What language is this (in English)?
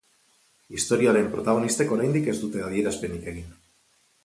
Basque